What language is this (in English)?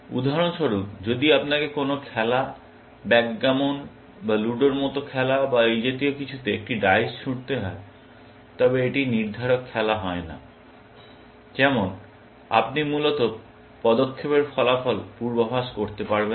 Bangla